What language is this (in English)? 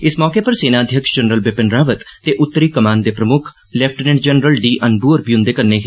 Dogri